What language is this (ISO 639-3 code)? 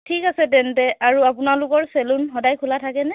asm